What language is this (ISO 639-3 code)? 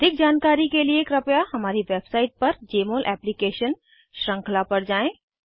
hin